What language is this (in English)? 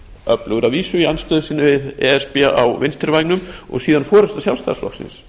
Icelandic